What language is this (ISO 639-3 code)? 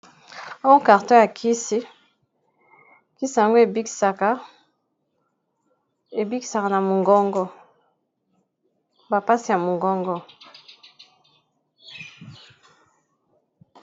lin